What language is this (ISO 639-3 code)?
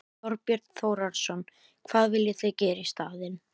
isl